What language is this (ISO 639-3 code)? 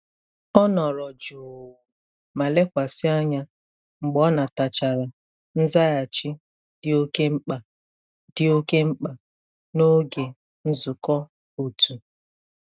ibo